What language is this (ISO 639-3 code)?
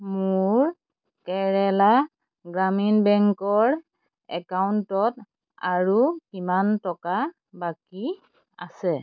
asm